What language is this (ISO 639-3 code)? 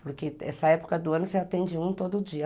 por